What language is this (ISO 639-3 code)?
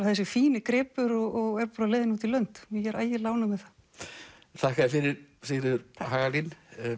isl